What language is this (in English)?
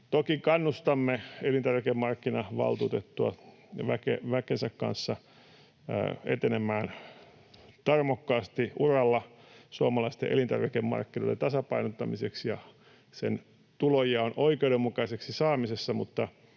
Finnish